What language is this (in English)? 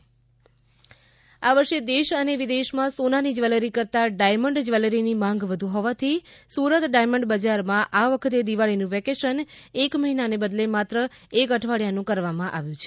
Gujarati